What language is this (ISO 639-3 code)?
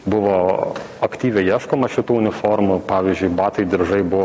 lit